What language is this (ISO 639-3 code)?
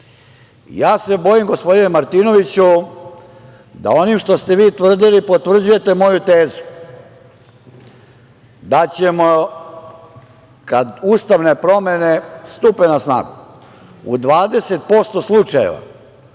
srp